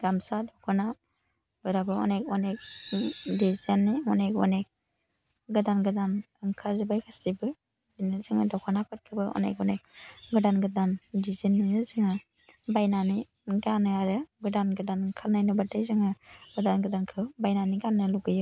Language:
Bodo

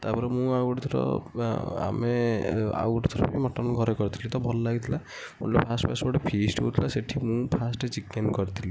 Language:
Odia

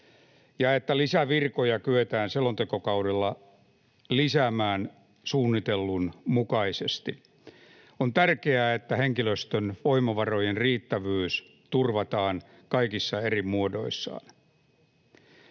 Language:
Finnish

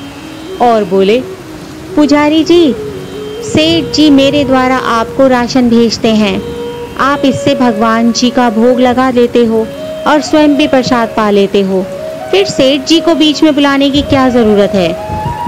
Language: Hindi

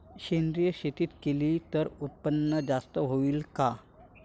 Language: Marathi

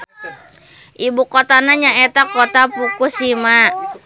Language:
Sundanese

